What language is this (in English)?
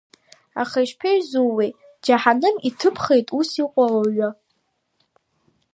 Abkhazian